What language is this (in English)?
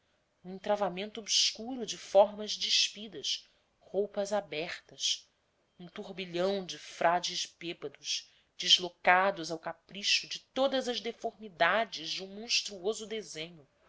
Portuguese